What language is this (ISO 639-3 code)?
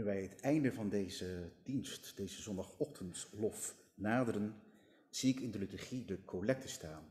nld